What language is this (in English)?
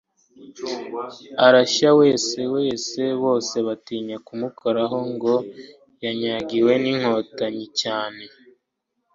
Kinyarwanda